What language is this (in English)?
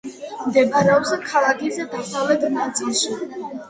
Georgian